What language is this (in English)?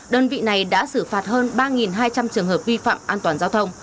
Vietnamese